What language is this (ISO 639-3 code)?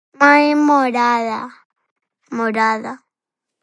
glg